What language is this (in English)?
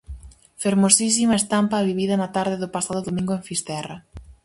Galician